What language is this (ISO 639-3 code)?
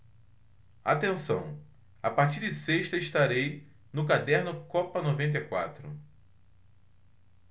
por